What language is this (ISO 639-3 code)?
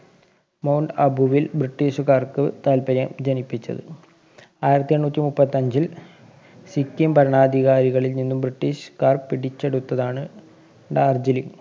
mal